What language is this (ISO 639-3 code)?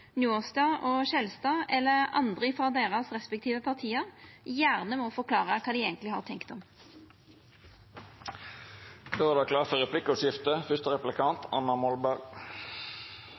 nno